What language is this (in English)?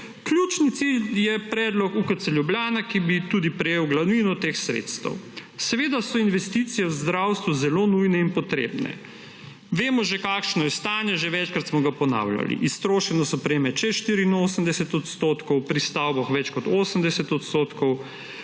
Slovenian